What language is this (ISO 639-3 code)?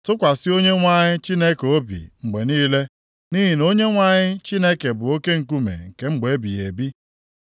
ibo